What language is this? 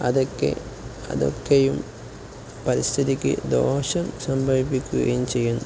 Malayalam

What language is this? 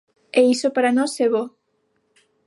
Galician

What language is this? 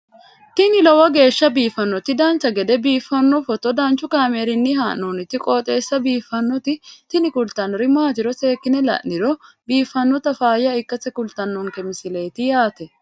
Sidamo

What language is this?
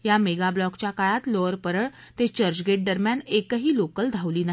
Marathi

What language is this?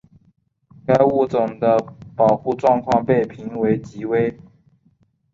Chinese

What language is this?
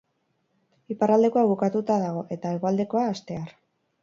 Basque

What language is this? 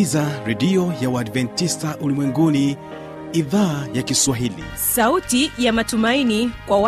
Swahili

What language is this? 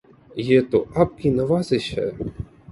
Urdu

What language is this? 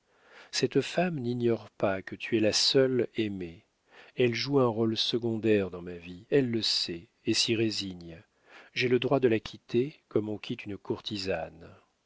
French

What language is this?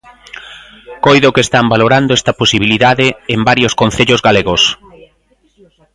Galician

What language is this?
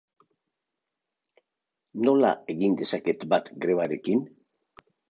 Basque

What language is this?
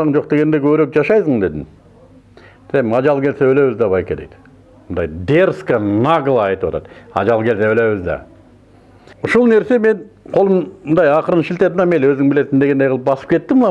Turkish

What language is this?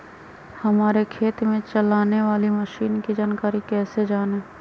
Magahi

